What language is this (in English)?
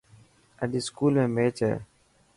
Dhatki